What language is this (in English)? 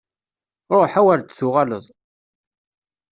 Kabyle